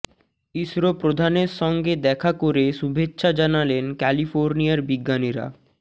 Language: Bangla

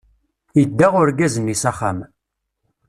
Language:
Kabyle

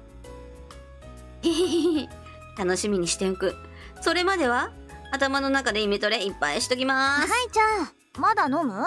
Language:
Japanese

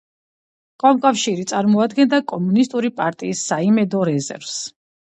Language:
Georgian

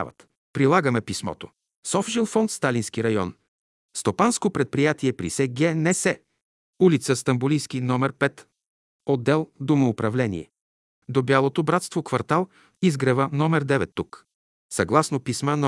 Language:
Bulgarian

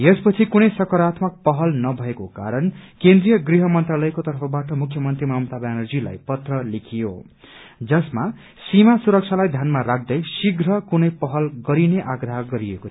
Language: Nepali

